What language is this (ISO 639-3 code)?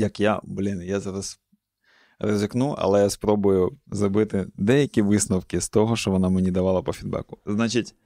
ukr